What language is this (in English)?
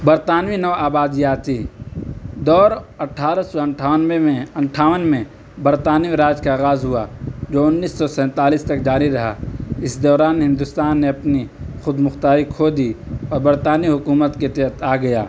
Urdu